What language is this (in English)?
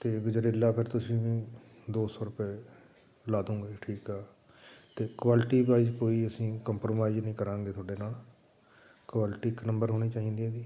Punjabi